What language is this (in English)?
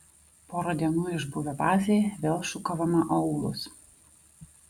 Lithuanian